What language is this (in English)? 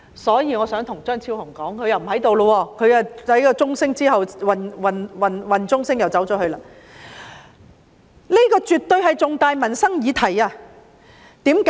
Cantonese